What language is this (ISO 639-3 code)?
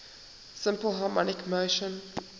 eng